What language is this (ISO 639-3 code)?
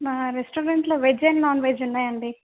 tel